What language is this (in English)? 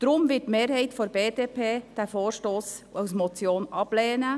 Swiss German